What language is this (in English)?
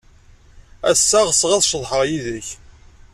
Kabyle